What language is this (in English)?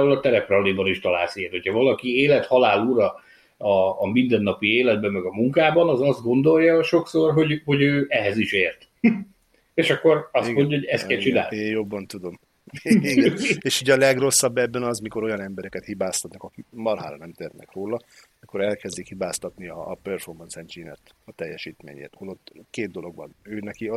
Hungarian